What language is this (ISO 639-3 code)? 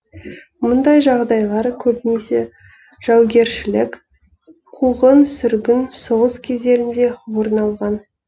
kaz